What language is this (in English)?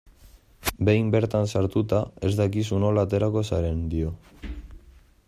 Basque